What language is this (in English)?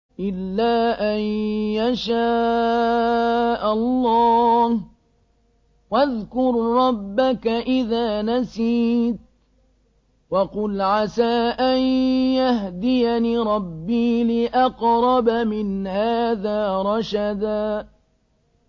Arabic